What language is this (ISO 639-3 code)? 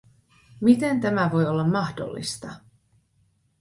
fin